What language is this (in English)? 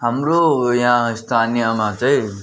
Nepali